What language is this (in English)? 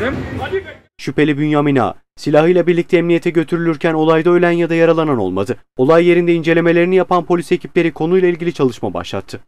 Turkish